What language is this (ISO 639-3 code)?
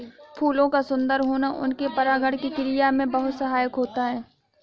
hin